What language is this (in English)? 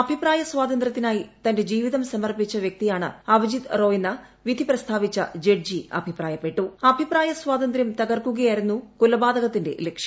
Malayalam